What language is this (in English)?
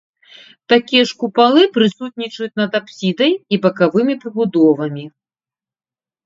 Belarusian